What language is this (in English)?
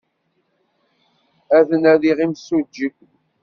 Kabyle